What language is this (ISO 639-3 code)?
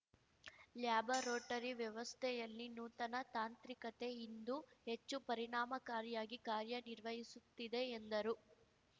kan